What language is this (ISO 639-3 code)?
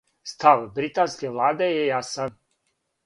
srp